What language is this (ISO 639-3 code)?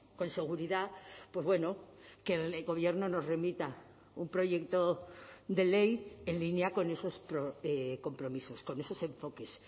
spa